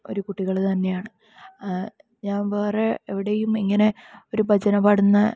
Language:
Malayalam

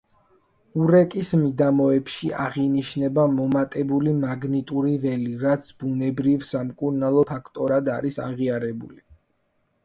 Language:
Georgian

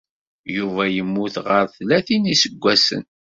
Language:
Kabyle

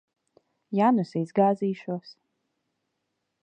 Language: Latvian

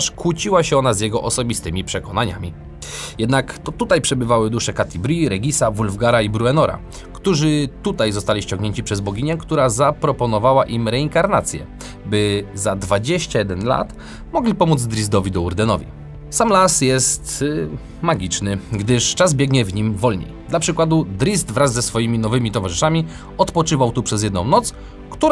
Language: Polish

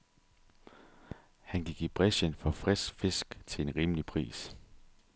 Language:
Danish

